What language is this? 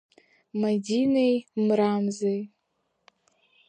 Abkhazian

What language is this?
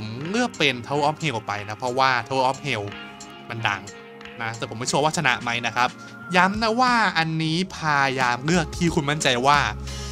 Thai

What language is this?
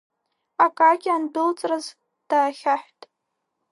Abkhazian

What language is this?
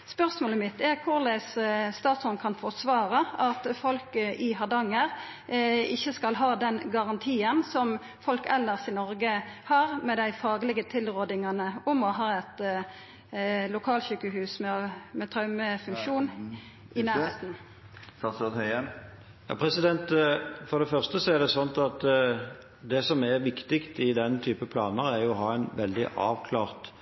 Norwegian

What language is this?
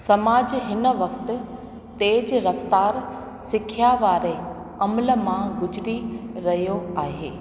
Sindhi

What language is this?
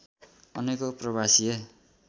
Nepali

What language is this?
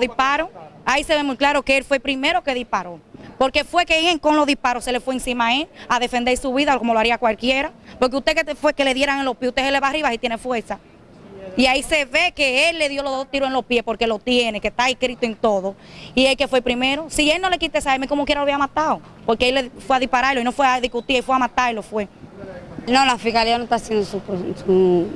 Spanish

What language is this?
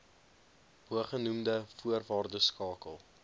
Afrikaans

